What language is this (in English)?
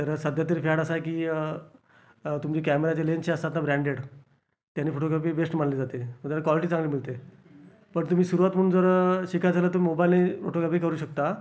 Marathi